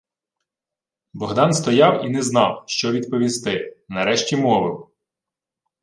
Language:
Ukrainian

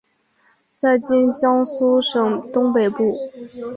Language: Chinese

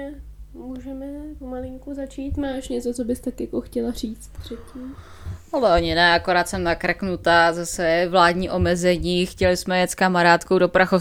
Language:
Czech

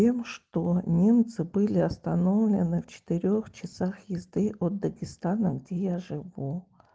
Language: Russian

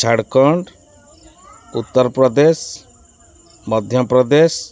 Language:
Odia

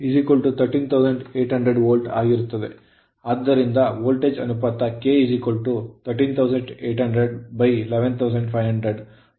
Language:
Kannada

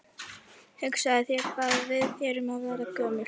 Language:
Icelandic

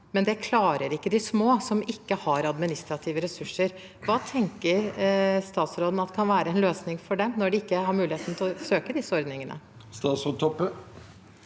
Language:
Norwegian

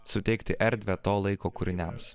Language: Lithuanian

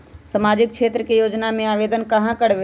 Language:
Magahi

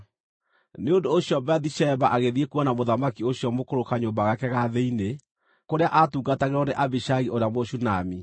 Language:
Kikuyu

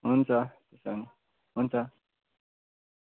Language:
Nepali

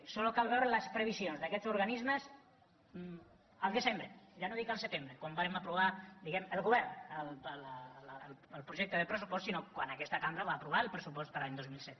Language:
Catalan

